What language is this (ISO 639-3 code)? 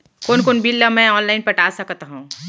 hne